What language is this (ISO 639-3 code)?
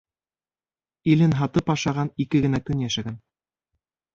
bak